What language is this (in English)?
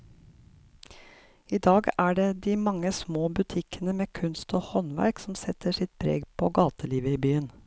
Norwegian